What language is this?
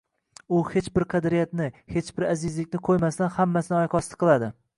Uzbek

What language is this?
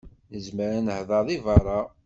Kabyle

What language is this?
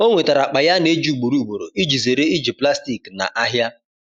Igbo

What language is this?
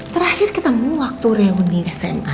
Indonesian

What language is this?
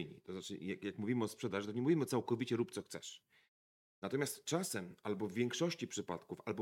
Polish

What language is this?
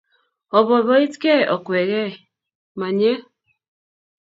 Kalenjin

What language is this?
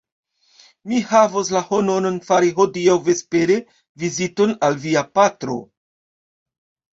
Esperanto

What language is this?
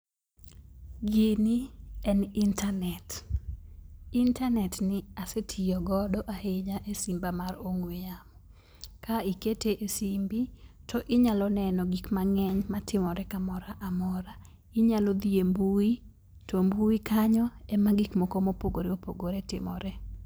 Luo (Kenya and Tanzania)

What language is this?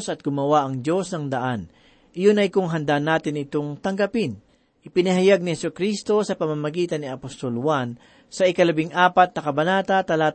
Filipino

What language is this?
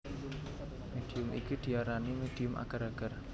Javanese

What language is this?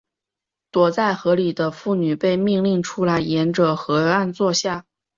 Chinese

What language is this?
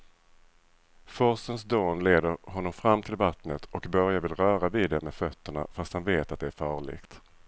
Swedish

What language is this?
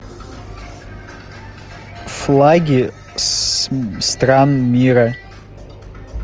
Russian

